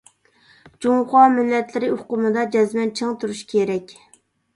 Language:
Uyghur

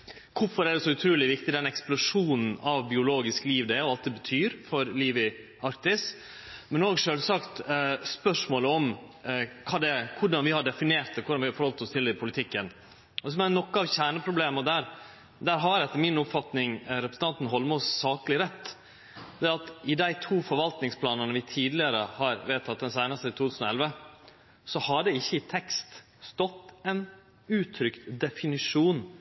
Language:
Norwegian Nynorsk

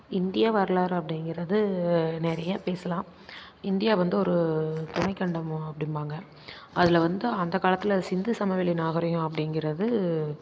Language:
Tamil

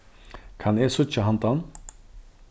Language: Faroese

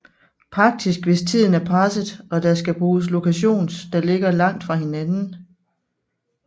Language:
Danish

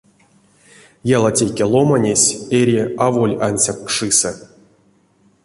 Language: Erzya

